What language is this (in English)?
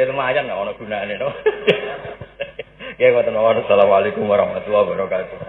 Indonesian